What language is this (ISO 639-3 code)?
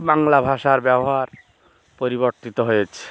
ben